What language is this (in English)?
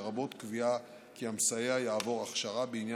Hebrew